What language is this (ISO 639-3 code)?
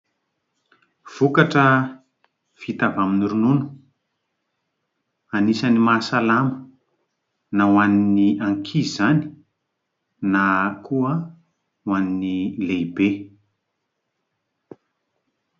mlg